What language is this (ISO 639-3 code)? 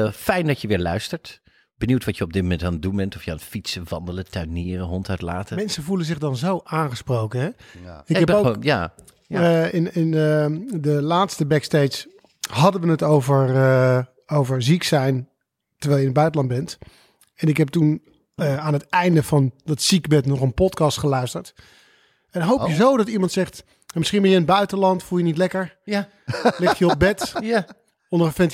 nld